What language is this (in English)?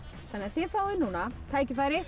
Icelandic